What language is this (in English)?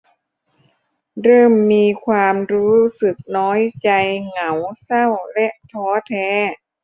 Thai